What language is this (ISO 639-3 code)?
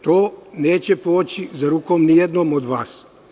srp